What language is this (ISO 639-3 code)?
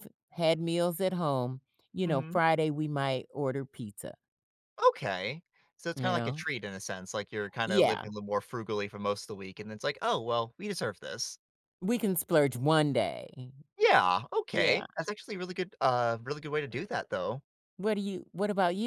eng